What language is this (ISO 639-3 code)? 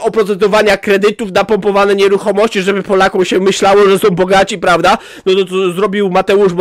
pol